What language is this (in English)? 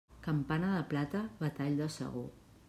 Catalan